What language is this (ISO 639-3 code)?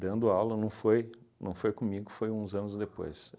por